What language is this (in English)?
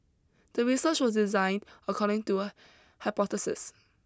English